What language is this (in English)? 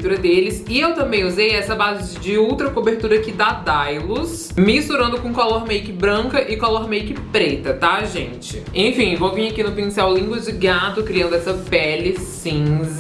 Portuguese